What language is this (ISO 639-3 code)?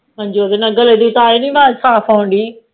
pan